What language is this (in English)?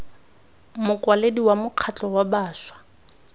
Tswana